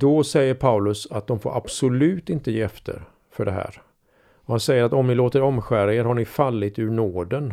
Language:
Swedish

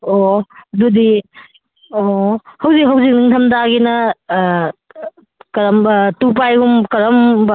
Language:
Manipuri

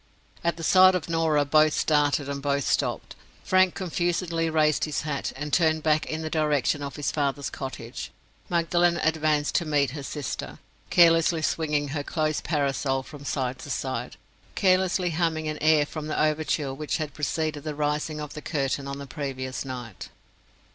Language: English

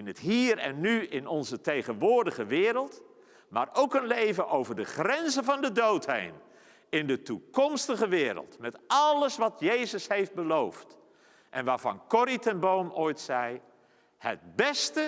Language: Dutch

